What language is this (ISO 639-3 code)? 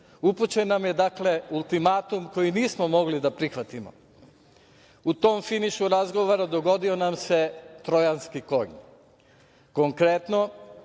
srp